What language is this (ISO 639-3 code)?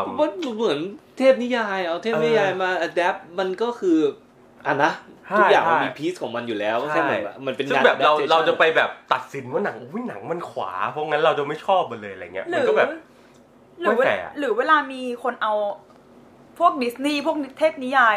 tha